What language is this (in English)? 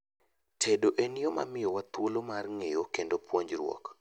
Luo (Kenya and Tanzania)